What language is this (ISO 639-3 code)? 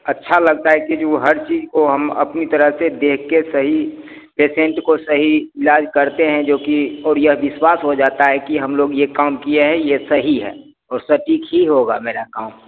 hin